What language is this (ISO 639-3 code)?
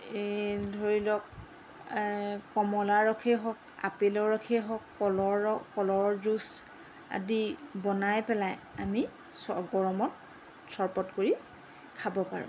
asm